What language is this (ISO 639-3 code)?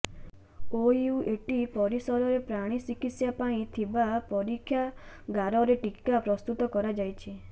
ori